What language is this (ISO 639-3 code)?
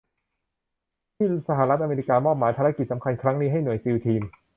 tha